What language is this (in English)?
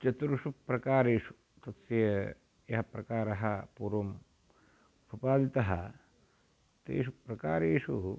Sanskrit